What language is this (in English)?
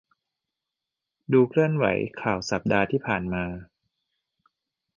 Thai